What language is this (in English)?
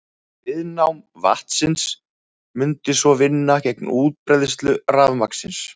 Icelandic